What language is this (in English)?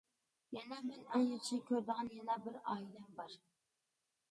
Uyghur